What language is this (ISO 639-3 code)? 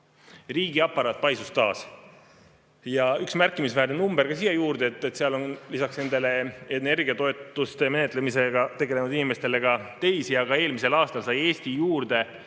est